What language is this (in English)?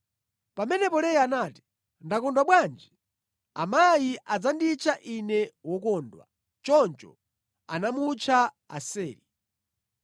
Nyanja